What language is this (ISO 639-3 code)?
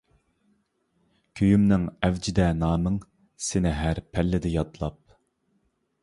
uig